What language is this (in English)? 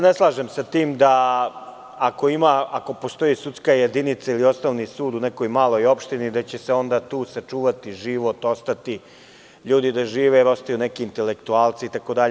Serbian